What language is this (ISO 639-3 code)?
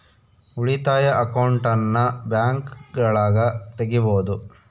kan